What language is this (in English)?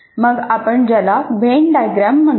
Marathi